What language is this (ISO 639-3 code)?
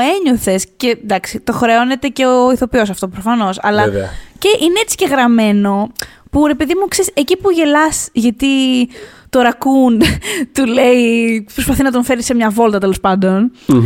ell